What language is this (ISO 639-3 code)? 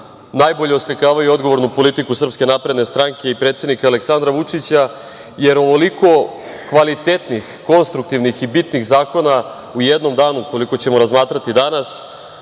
srp